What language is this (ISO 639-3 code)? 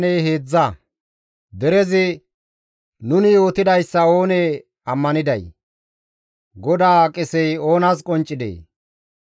gmv